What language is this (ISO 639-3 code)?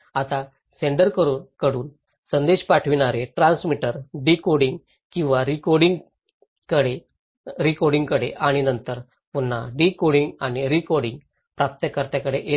mar